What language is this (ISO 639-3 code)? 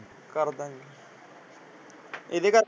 pan